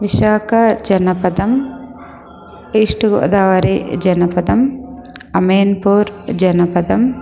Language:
Sanskrit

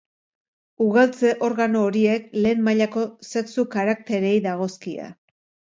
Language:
Basque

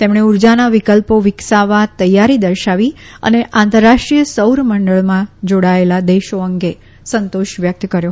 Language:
Gujarati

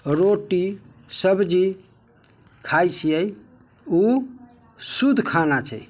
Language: Maithili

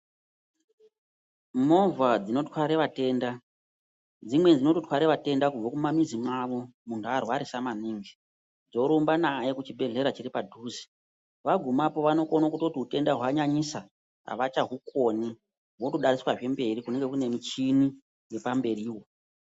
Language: Ndau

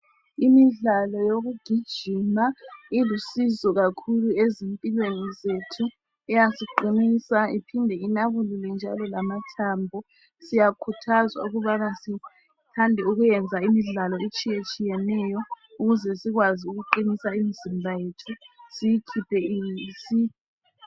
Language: North Ndebele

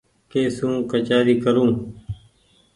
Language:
Goaria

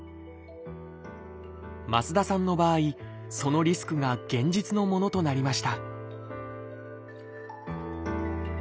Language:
Japanese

